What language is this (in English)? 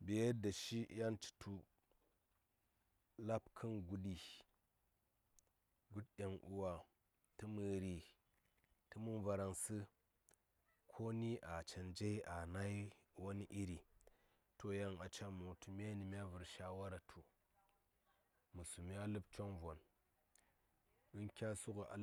Saya